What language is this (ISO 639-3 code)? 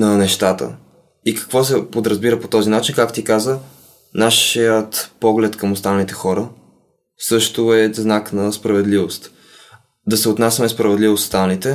bul